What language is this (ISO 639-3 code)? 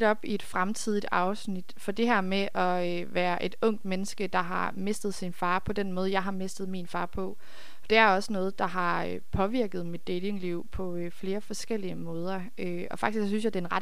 dan